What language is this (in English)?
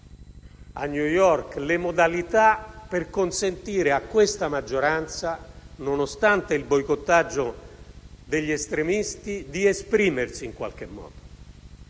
Italian